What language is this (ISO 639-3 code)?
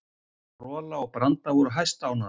isl